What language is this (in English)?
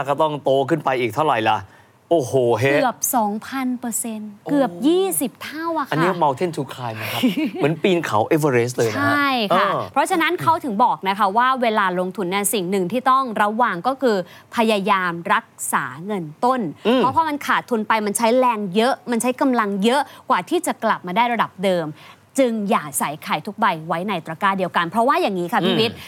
Thai